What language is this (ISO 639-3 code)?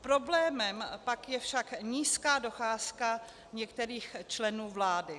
ces